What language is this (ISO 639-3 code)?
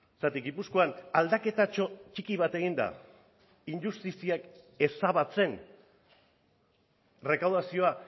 eus